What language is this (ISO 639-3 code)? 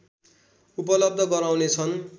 nep